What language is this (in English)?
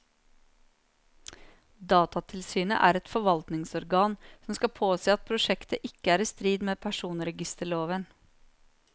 Norwegian